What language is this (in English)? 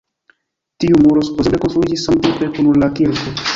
Esperanto